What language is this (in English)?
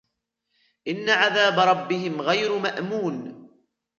Arabic